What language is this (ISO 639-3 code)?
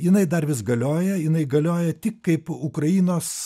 lit